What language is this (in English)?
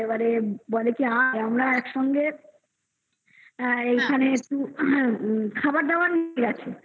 Bangla